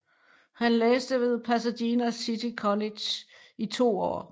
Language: Danish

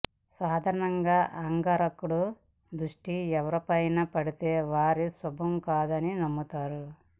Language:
Telugu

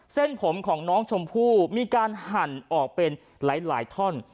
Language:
Thai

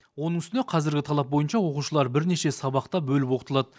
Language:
Kazakh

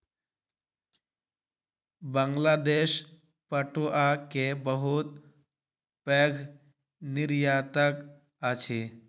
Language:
Maithili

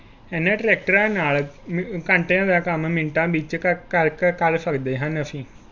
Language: Punjabi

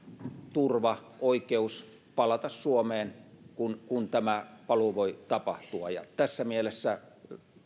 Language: Finnish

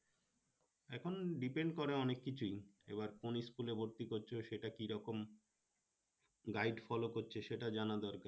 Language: Bangla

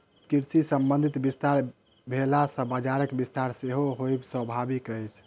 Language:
Maithili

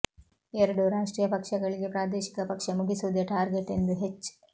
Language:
Kannada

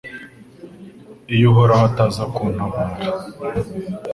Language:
Kinyarwanda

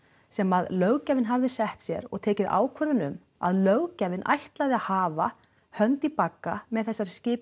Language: Icelandic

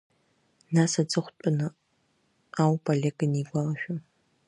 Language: Abkhazian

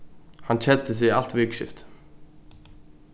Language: Faroese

